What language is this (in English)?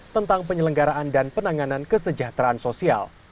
Indonesian